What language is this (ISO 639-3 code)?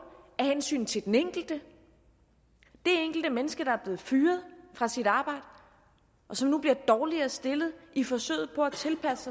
dan